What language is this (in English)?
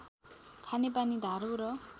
Nepali